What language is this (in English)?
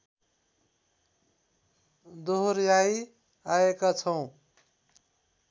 Nepali